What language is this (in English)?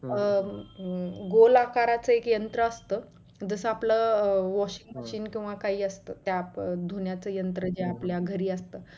Marathi